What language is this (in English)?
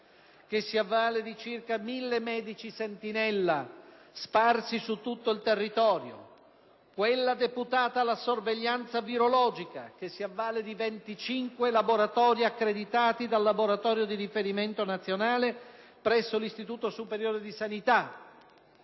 Italian